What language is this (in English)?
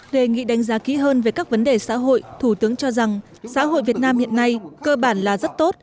Vietnamese